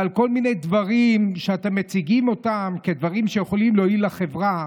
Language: Hebrew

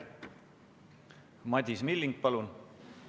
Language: Estonian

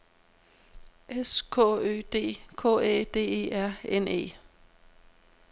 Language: Danish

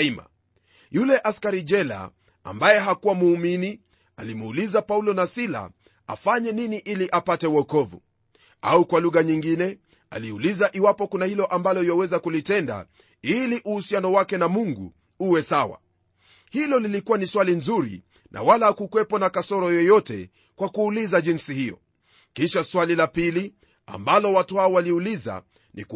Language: Swahili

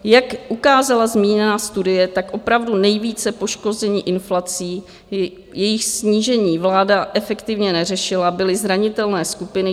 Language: Czech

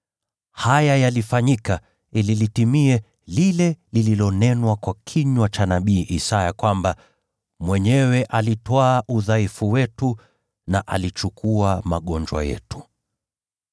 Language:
Swahili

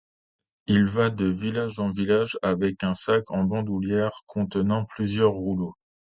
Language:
French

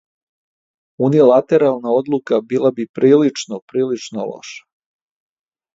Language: Serbian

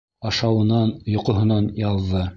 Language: Bashkir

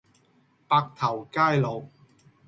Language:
Cantonese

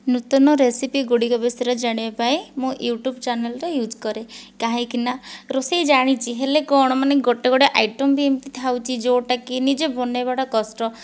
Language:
Odia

